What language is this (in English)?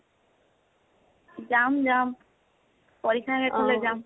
Assamese